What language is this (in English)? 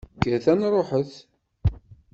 Kabyle